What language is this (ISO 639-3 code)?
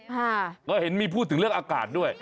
tha